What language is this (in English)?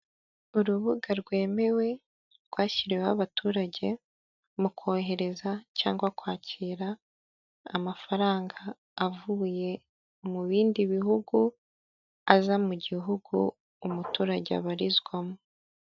Kinyarwanda